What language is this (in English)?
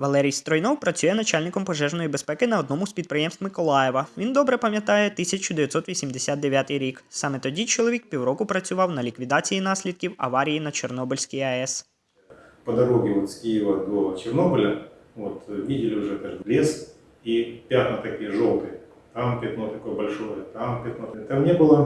Ukrainian